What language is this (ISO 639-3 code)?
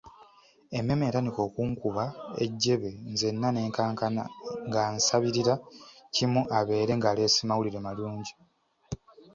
lug